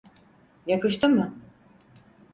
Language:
Turkish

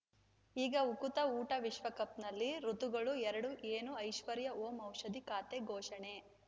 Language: Kannada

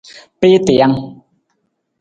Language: Nawdm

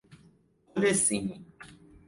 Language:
Persian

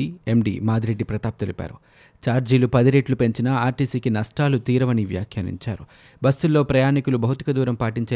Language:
Telugu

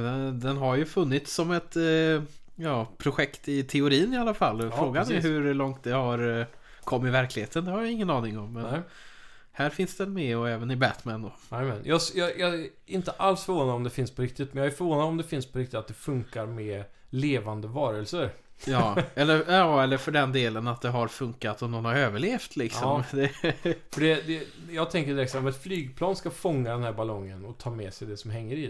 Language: Swedish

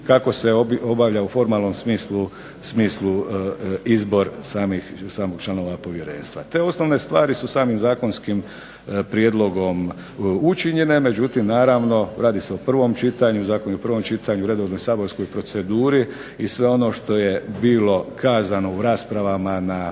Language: Croatian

